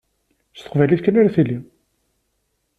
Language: Kabyle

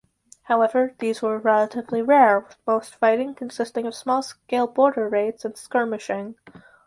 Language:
English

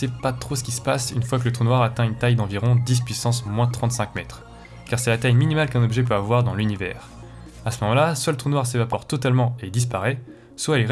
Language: French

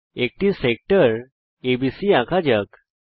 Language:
Bangla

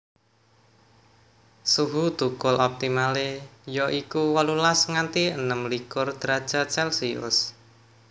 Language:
Javanese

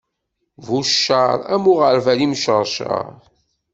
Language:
Kabyle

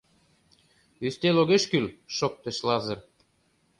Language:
Mari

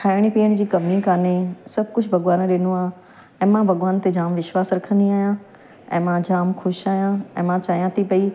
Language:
Sindhi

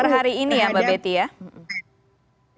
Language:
Indonesian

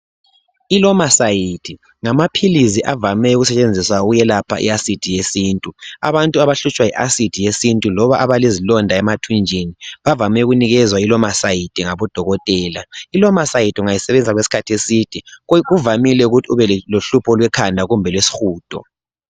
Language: North Ndebele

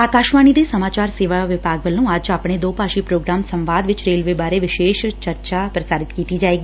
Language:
Punjabi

